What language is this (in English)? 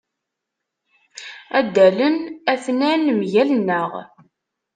Kabyle